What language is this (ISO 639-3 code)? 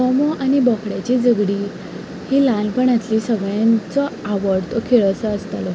kok